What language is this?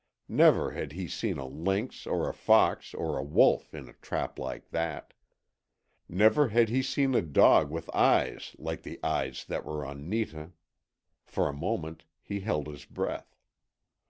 English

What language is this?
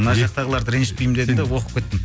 Kazakh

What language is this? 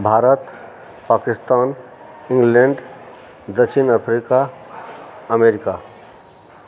Maithili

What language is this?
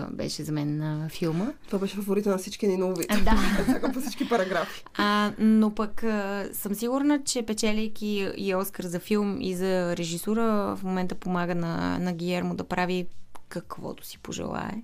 Bulgarian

